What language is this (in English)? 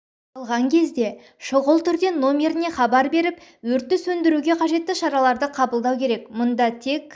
Kazakh